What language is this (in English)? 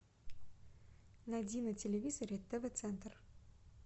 Russian